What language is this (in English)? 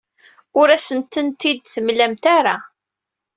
Kabyle